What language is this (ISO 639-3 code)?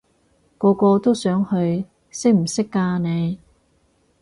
yue